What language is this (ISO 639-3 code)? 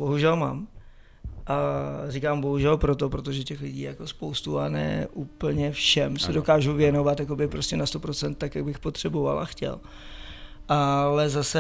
ces